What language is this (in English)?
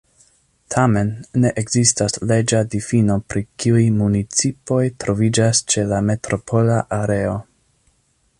Esperanto